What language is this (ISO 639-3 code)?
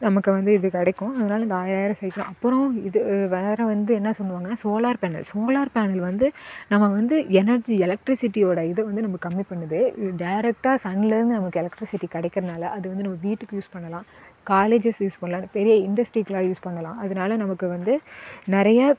tam